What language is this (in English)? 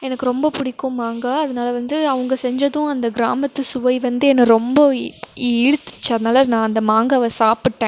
Tamil